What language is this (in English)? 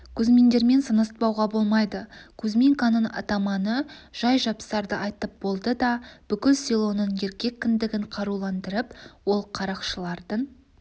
Kazakh